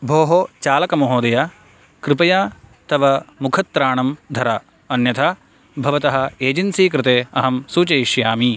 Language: Sanskrit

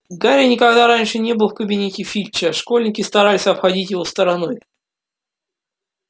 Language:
Russian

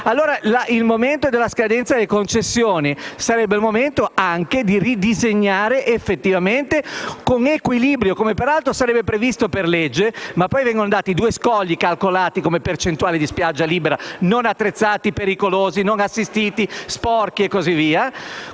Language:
Italian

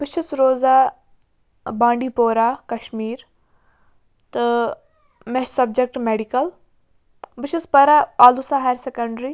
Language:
Kashmiri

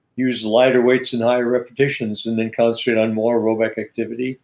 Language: English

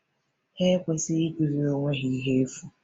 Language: Igbo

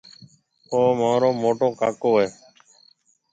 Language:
Marwari (Pakistan)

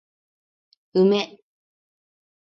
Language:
Japanese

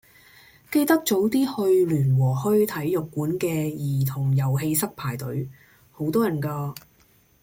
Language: Cantonese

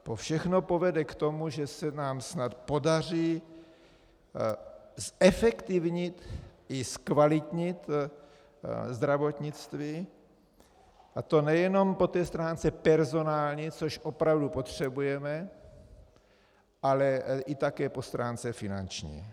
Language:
Czech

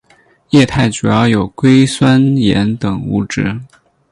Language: Chinese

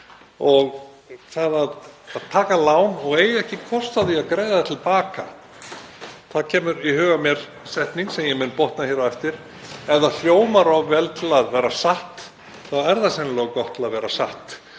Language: Icelandic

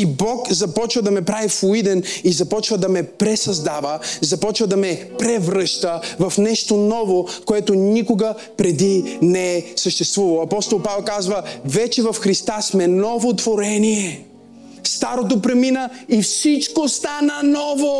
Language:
Bulgarian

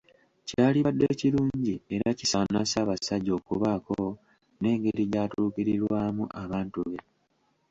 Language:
Ganda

